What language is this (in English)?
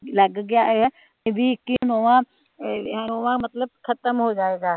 Punjabi